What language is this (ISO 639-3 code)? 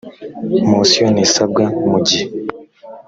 kin